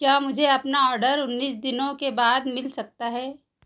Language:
Hindi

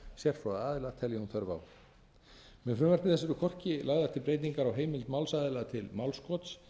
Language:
Icelandic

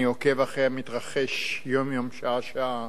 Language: Hebrew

